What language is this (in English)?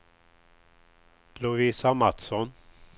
Swedish